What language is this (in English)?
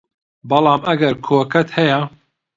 Central Kurdish